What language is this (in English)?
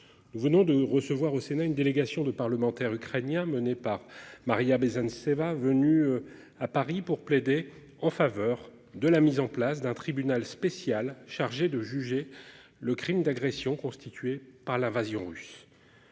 French